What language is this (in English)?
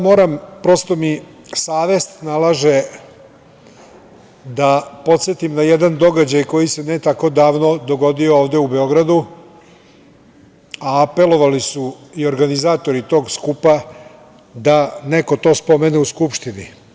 Serbian